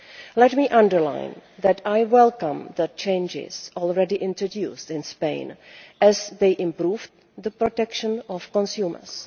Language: English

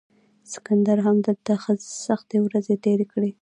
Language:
Pashto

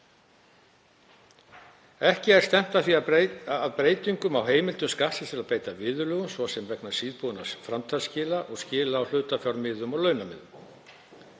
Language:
Icelandic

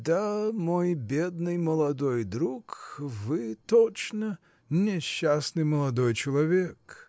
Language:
Russian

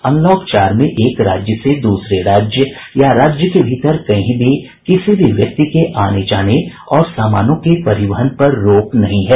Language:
Hindi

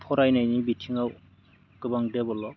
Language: Bodo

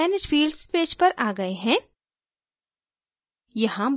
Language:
Hindi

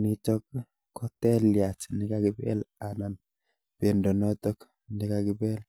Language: Kalenjin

